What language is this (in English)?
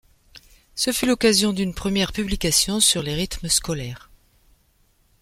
French